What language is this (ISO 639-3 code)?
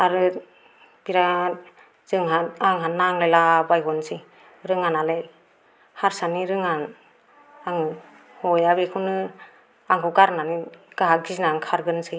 brx